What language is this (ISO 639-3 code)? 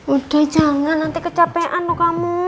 ind